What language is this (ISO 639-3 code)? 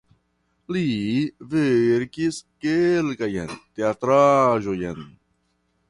epo